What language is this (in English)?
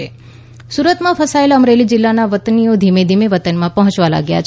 Gujarati